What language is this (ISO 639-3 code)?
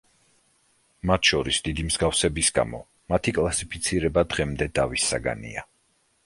kat